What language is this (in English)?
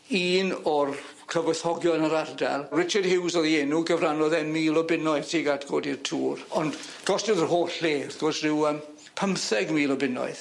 Welsh